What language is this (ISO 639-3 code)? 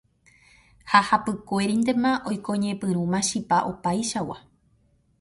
grn